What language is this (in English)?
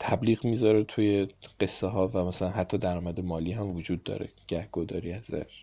Persian